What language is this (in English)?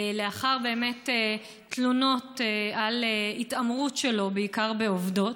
Hebrew